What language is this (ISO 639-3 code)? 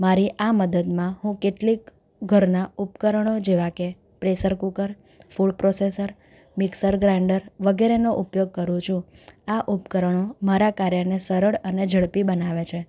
guj